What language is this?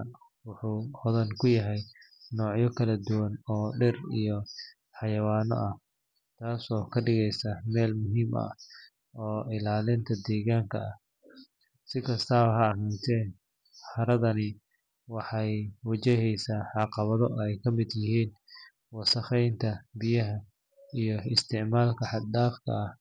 Somali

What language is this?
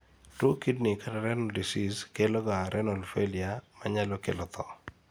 Luo (Kenya and Tanzania)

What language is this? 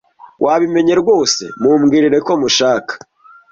Kinyarwanda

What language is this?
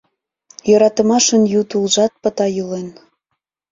Mari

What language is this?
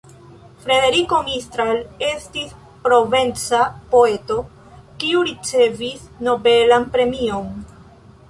Esperanto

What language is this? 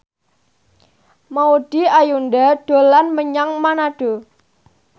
Javanese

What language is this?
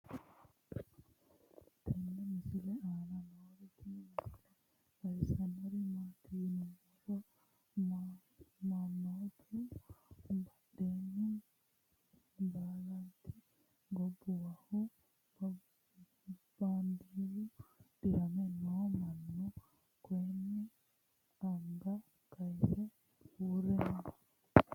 Sidamo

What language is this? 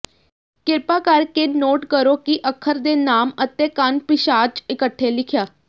Punjabi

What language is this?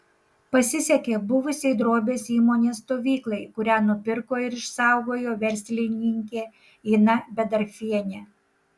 Lithuanian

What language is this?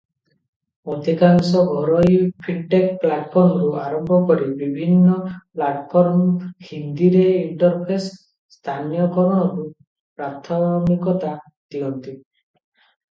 Odia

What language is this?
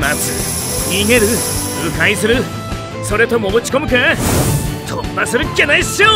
Japanese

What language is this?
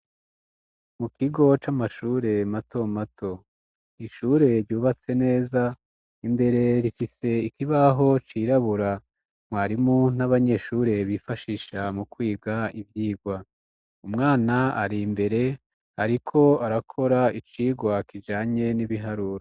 Rundi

